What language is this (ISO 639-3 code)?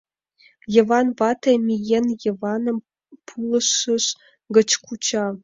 chm